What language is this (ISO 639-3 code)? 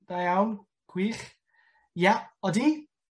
cym